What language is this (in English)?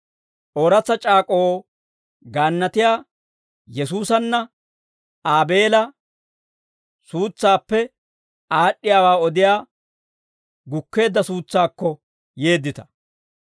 Dawro